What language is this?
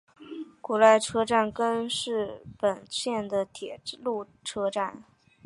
Chinese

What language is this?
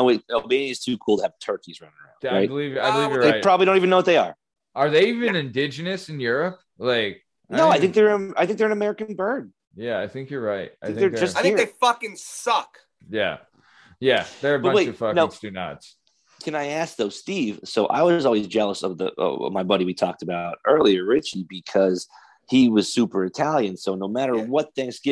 English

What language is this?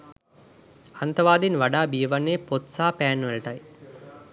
Sinhala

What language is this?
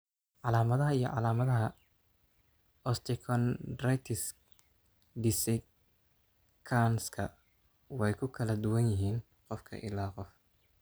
Somali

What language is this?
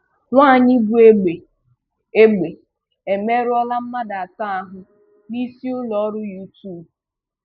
Igbo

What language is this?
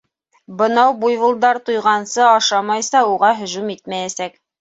Bashkir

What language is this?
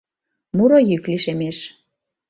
Mari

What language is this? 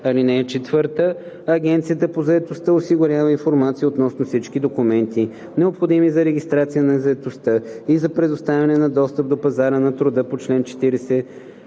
Bulgarian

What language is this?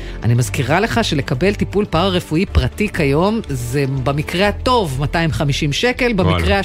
Hebrew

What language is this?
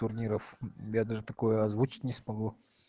Russian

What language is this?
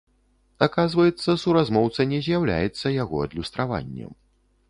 Belarusian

